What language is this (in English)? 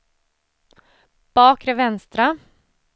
Swedish